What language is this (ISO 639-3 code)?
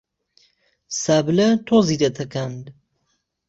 ckb